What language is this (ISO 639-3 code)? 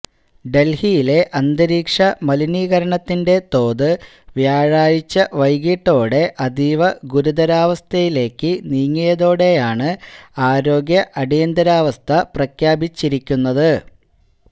mal